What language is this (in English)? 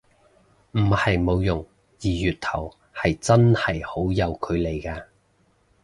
Cantonese